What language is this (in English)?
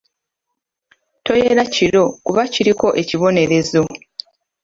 Ganda